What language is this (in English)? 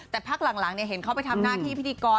Thai